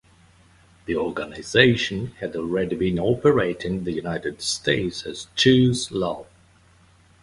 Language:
English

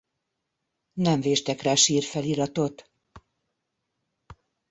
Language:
Hungarian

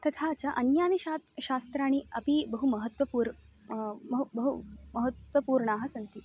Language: Sanskrit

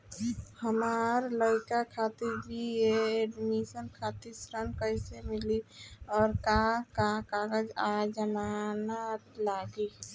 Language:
Bhojpuri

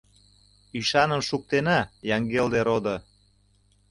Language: Mari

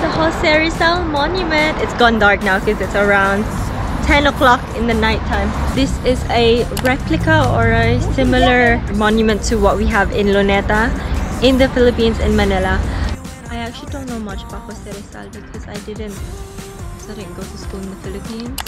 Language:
English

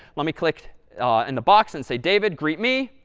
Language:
English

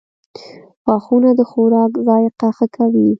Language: Pashto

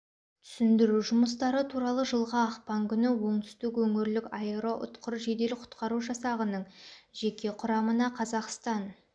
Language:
Kazakh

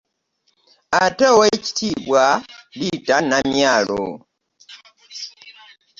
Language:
Ganda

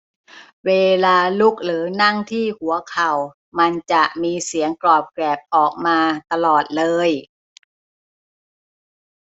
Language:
Thai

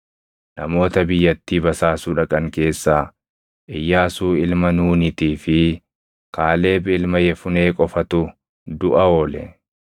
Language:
Oromo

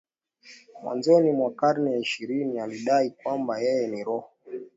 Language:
Swahili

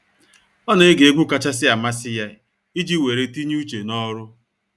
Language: Igbo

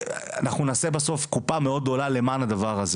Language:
Hebrew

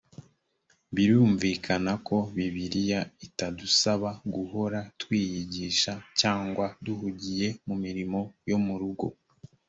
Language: Kinyarwanda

